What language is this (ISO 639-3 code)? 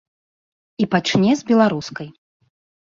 bel